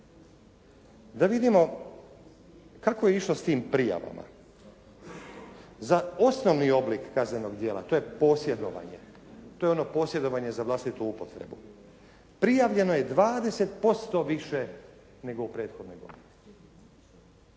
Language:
Croatian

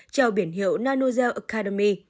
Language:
Vietnamese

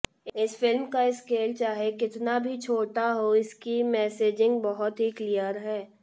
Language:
Hindi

